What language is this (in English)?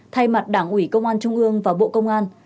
Vietnamese